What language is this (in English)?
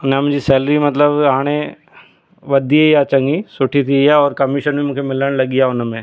Sindhi